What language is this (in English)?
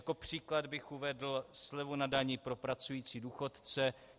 Czech